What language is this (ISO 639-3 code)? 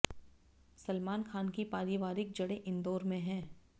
hin